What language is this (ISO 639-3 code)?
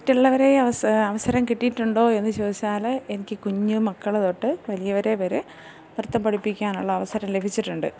mal